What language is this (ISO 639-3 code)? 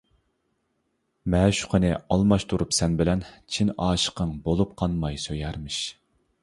uig